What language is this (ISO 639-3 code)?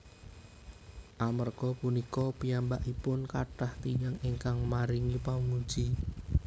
jav